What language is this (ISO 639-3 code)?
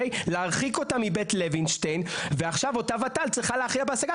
heb